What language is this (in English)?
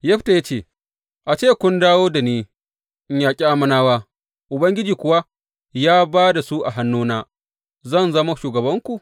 Hausa